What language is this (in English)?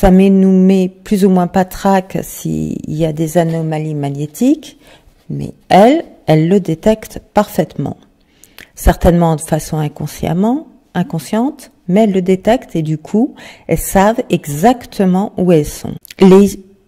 French